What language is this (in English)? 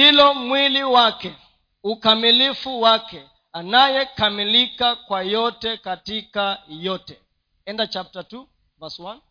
Swahili